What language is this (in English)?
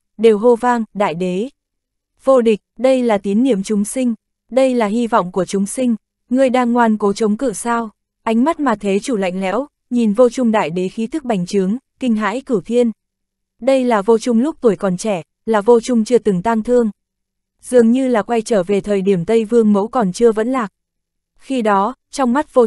Vietnamese